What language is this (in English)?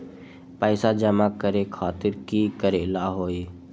Magahi